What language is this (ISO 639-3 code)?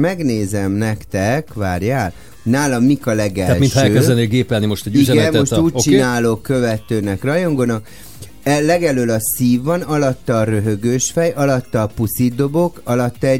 hun